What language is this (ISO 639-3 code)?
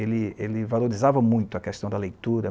por